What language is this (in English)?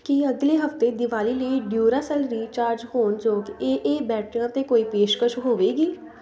Punjabi